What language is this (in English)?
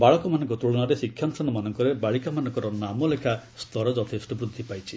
Odia